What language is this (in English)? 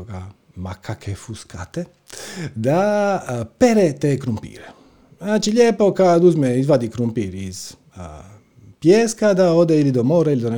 Croatian